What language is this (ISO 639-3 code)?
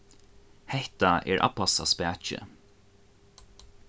fao